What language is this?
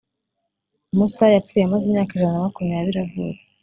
Kinyarwanda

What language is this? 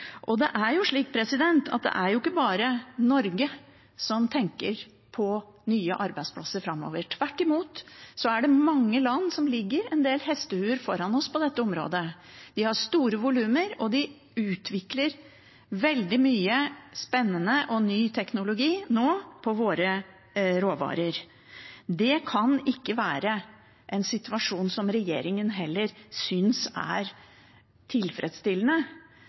Norwegian Bokmål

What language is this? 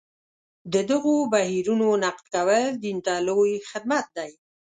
Pashto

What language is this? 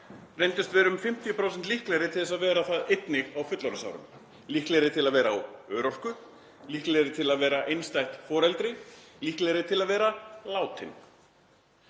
Icelandic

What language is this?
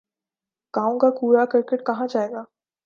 Urdu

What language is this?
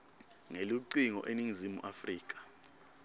Swati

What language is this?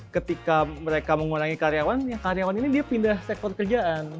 Indonesian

